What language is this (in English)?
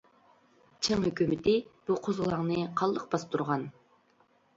Uyghur